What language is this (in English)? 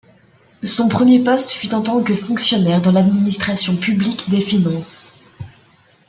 French